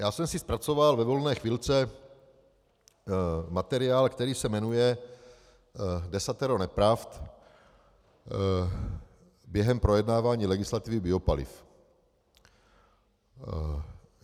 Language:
Czech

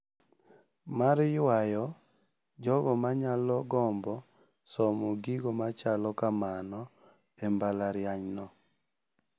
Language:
Luo (Kenya and Tanzania)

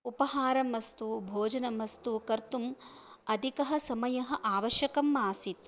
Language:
Sanskrit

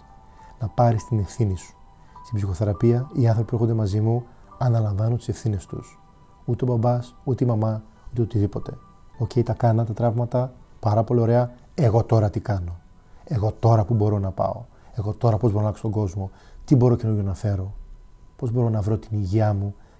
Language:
Greek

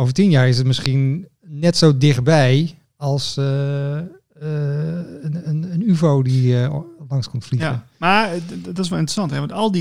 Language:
Dutch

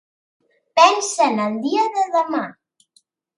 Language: Catalan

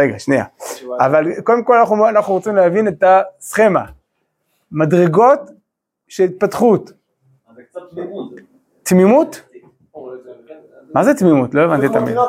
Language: Hebrew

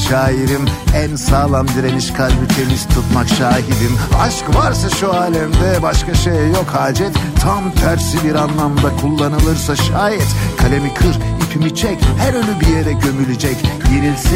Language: Turkish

